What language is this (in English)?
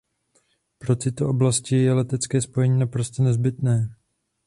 Czech